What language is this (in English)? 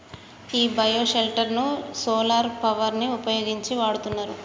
Telugu